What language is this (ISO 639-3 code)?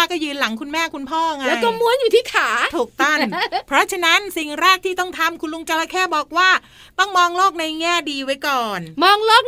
tha